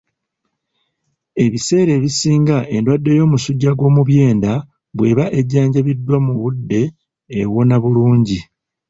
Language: Ganda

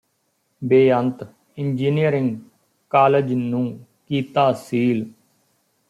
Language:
Punjabi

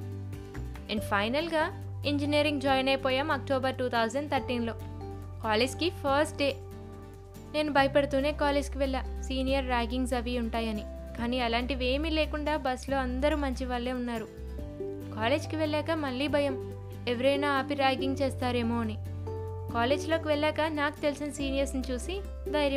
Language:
Telugu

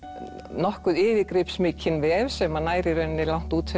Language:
Icelandic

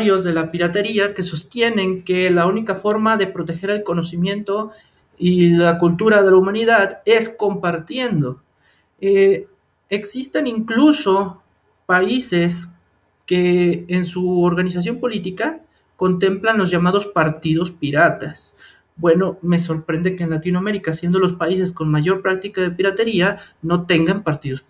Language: Spanish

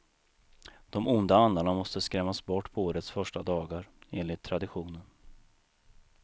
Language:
Swedish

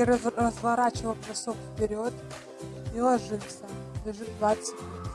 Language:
Russian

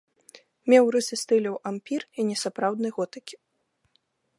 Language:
Belarusian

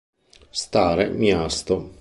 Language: Italian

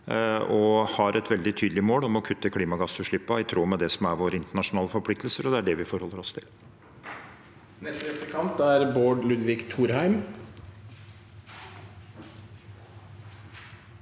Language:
Norwegian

